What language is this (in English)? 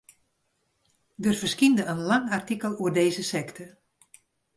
Western Frisian